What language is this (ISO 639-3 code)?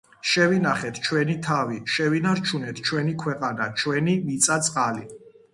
kat